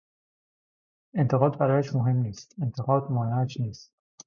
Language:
Persian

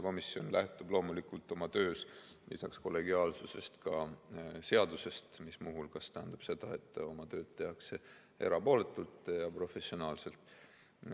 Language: Estonian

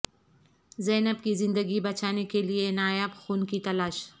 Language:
Urdu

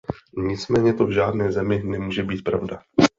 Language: Czech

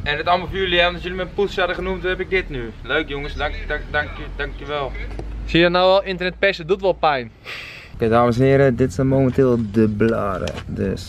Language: Dutch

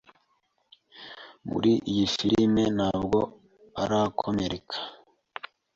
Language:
Kinyarwanda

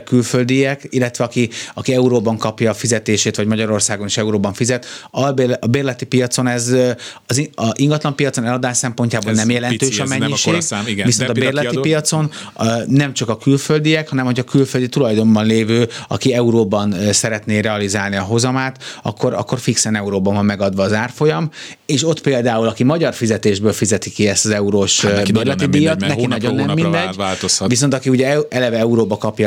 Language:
Hungarian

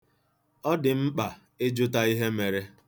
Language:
Igbo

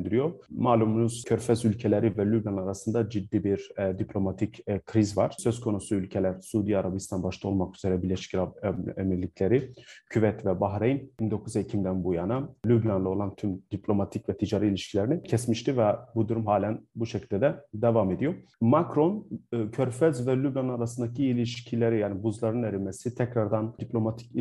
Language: Turkish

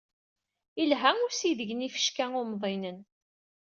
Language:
Kabyle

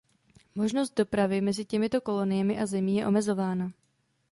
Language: Czech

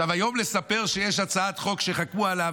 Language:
Hebrew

